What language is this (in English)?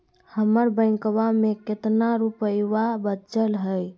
Magahi